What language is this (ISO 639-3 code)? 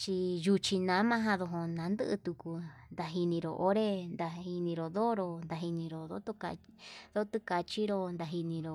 mab